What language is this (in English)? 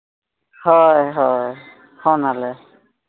Santali